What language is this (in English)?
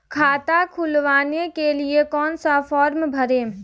Hindi